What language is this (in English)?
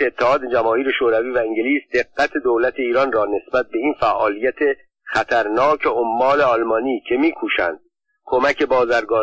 Persian